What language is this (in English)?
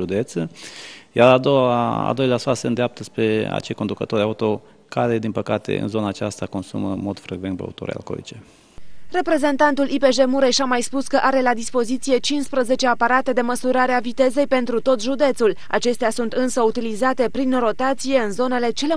Romanian